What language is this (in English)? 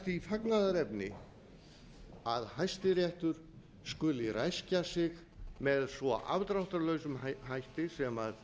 Icelandic